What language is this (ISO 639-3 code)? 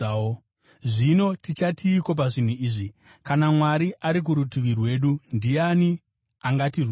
sna